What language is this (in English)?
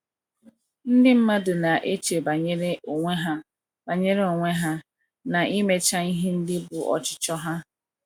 Igbo